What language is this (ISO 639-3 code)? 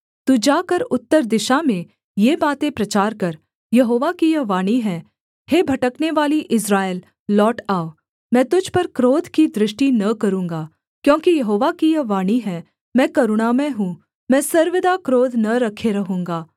hin